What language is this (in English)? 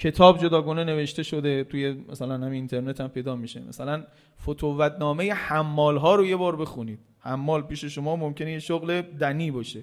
Persian